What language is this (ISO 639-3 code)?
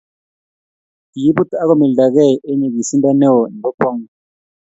kln